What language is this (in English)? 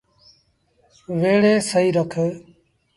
Sindhi Bhil